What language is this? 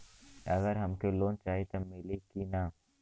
Bhojpuri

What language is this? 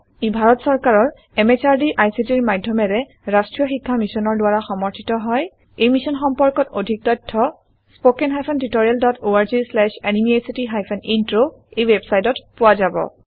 Assamese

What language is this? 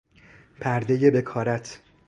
Persian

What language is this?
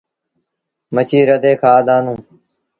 Sindhi Bhil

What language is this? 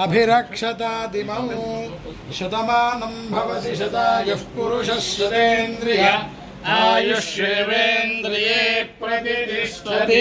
Telugu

